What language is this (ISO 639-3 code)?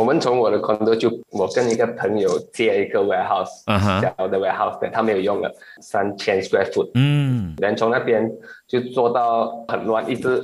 zho